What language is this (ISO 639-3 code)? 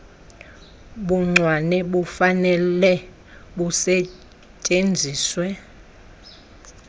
xho